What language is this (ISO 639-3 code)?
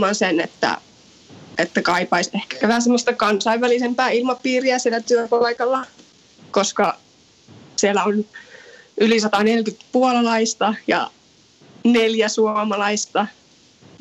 fin